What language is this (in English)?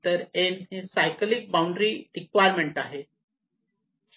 Marathi